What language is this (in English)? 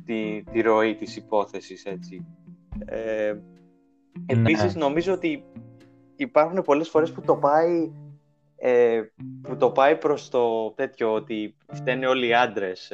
Greek